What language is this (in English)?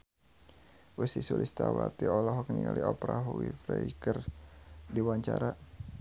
Sundanese